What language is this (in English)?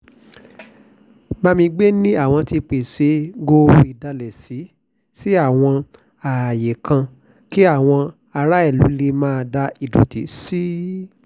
Yoruba